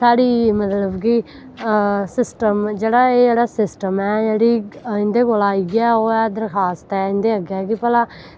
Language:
Dogri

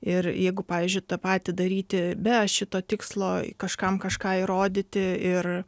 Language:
Lithuanian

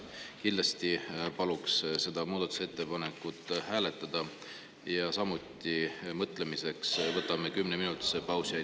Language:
Estonian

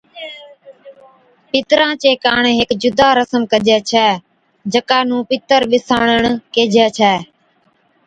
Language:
Od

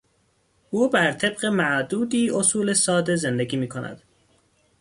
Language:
Persian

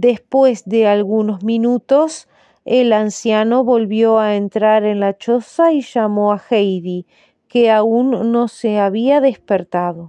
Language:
Spanish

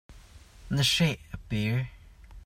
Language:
Hakha Chin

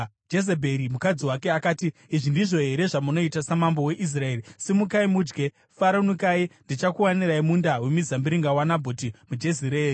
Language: Shona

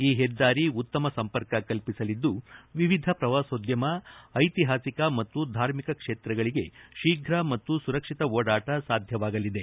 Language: Kannada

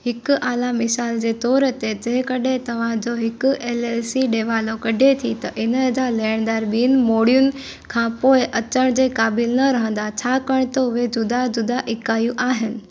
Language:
Sindhi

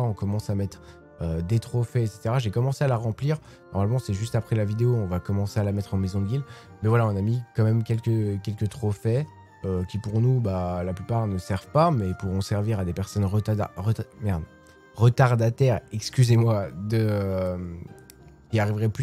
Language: French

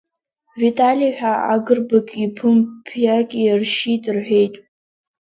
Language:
Abkhazian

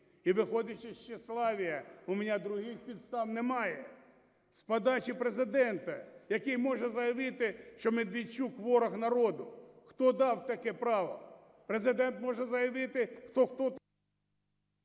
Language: Ukrainian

